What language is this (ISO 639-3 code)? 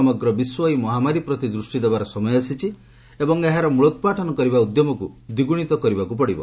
ori